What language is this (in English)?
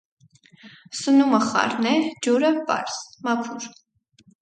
Armenian